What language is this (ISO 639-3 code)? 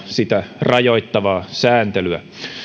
fin